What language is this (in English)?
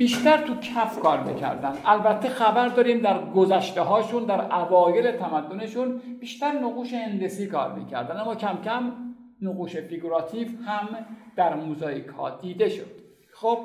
Persian